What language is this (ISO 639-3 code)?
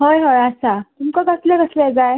kok